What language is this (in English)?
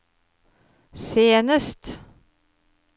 Norwegian